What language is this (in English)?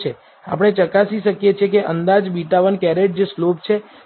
Gujarati